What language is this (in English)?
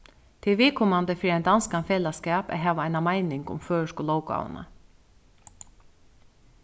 Faroese